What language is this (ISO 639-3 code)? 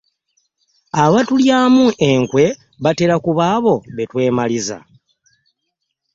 lug